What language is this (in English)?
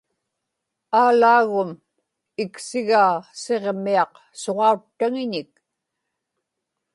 Inupiaq